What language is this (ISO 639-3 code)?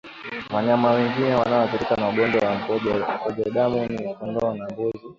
swa